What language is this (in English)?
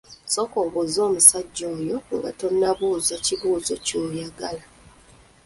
Ganda